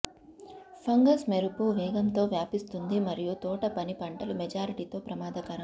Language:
Telugu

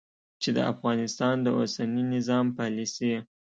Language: Pashto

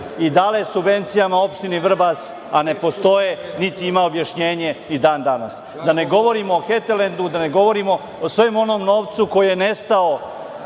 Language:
Serbian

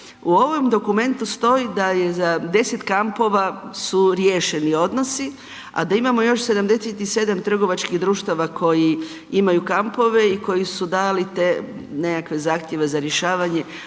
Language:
Croatian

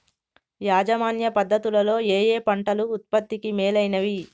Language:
Telugu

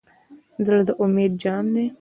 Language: Pashto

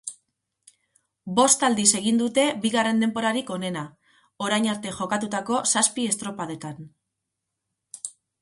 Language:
Basque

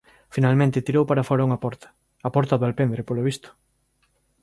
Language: Galician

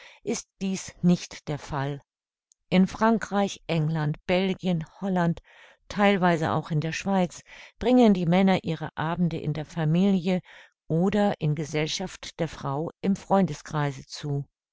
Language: German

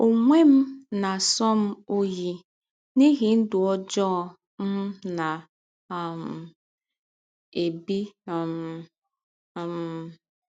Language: Igbo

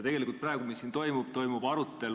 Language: Estonian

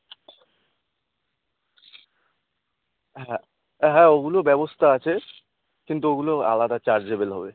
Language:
Bangla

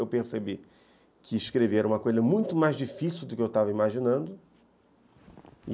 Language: Portuguese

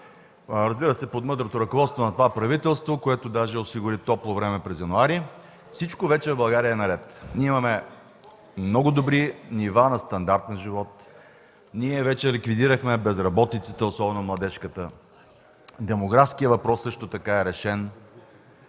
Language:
Bulgarian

